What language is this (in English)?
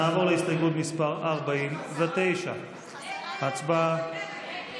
Hebrew